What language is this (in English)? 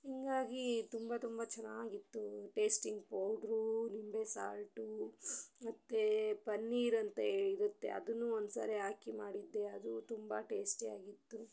Kannada